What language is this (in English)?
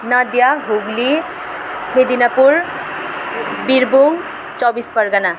Nepali